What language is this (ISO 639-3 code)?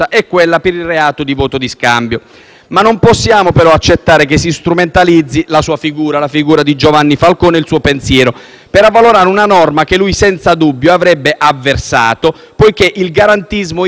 ita